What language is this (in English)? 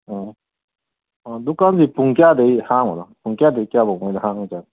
Manipuri